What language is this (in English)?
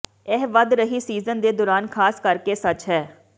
Punjabi